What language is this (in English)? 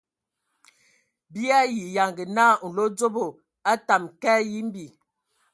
Ewondo